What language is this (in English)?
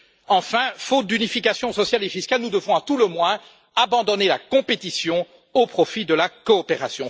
French